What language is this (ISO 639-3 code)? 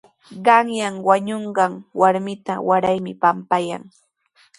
qws